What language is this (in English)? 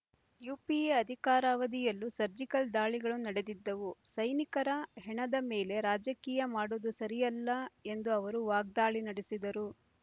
Kannada